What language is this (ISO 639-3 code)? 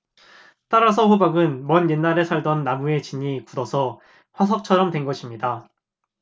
kor